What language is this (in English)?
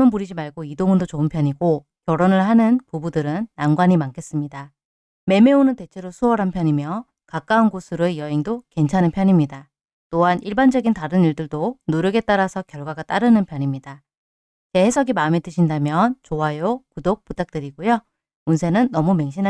Korean